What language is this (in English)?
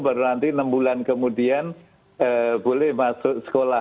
Indonesian